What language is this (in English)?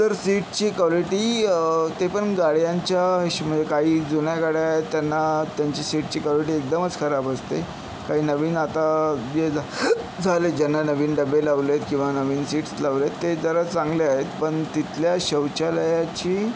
Marathi